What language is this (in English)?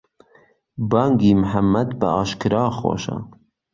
Central Kurdish